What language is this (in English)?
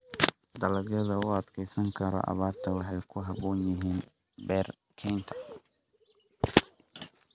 Somali